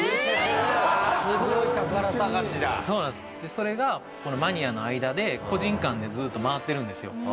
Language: Japanese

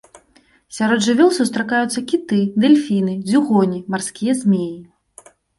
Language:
Belarusian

